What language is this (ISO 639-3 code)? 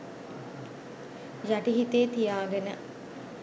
sin